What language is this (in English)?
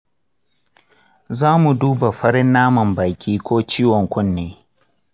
Hausa